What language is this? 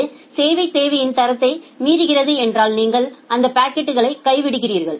Tamil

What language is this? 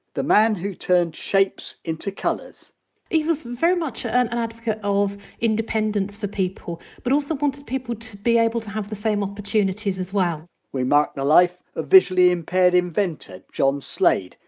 English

